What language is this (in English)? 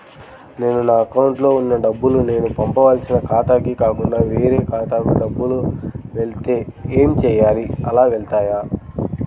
Telugu